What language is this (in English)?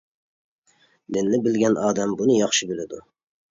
Uyghur